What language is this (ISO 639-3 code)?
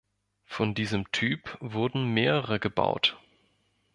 deu